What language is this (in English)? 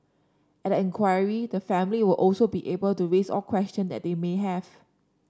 English